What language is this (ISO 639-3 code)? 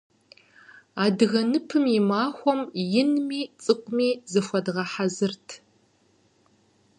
kbd